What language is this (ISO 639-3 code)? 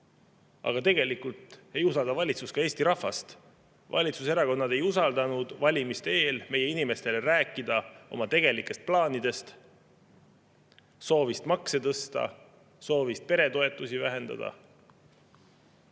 est